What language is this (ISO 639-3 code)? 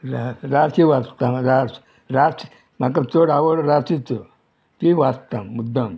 kok